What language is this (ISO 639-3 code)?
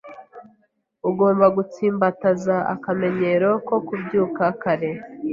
kin